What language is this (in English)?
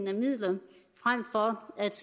Danish